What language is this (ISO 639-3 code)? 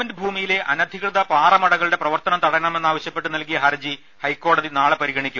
mal